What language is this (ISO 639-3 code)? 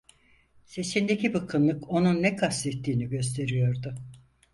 tur